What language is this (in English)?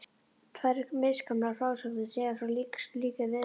Icelandic